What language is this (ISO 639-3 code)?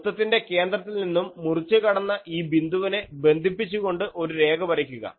mal